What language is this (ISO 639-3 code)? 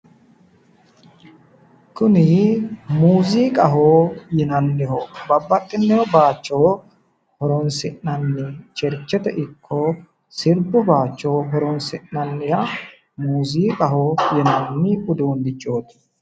sid